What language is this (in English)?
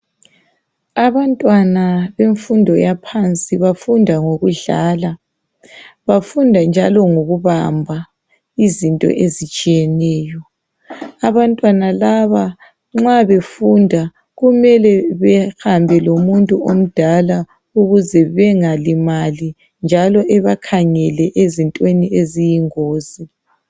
North Ndebele